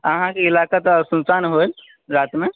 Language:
Maithili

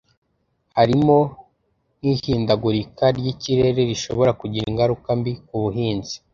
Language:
Kinyarwanda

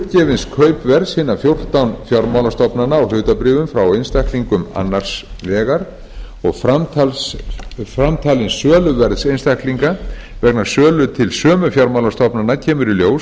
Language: Icelandic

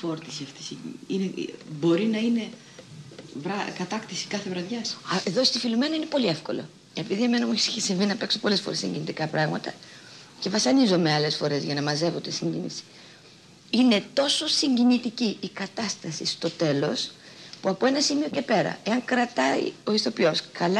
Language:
Greek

